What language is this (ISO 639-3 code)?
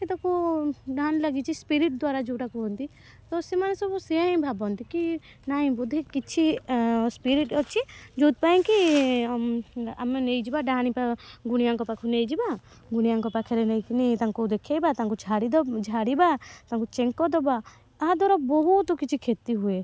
ori